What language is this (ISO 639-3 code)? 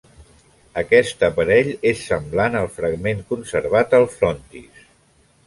cat